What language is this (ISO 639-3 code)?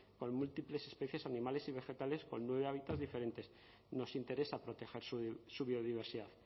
spa